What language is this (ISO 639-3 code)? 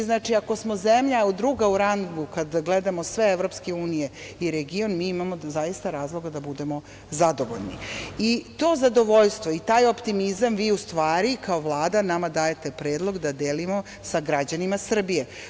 srp